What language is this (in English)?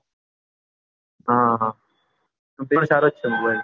Gujarati